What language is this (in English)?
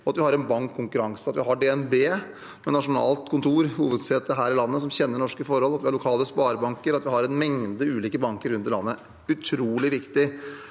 Norwegian